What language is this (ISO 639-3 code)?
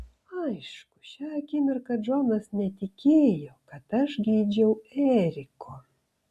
lit